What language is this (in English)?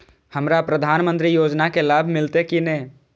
Maithili